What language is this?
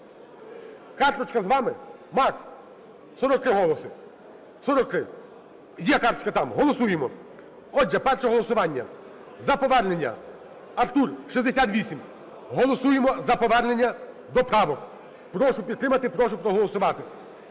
Ukrainian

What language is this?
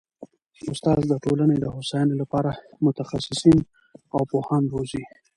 Pashto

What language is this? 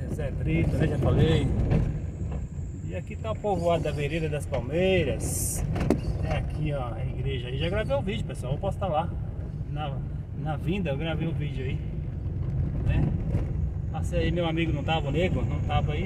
Portuguese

